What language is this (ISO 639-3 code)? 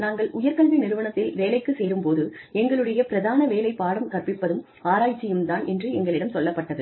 tam